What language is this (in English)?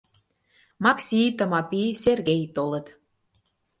Mari